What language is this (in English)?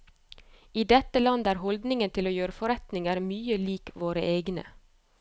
Norwegian